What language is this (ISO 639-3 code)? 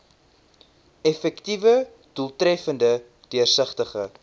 afr